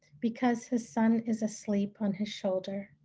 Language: English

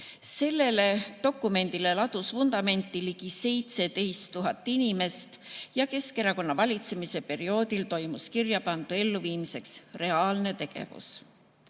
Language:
Estonian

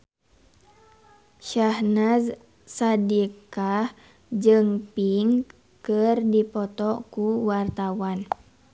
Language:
Sundanese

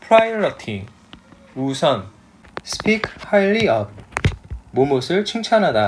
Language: Korean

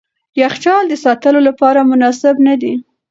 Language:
Pashto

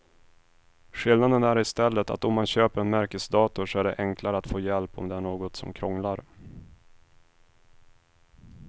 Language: Swedish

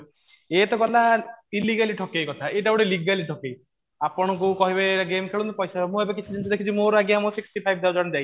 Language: Odia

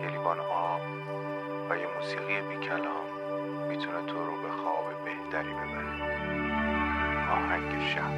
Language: Persian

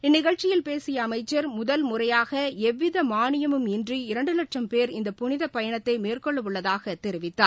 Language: Tamil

